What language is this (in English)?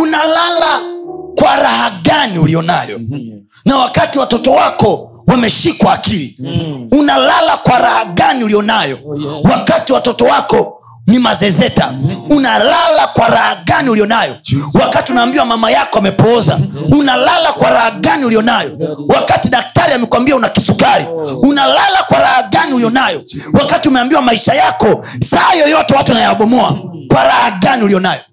Swahili